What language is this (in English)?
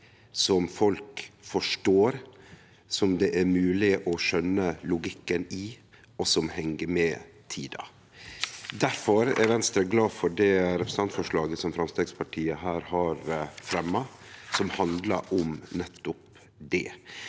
Norwegian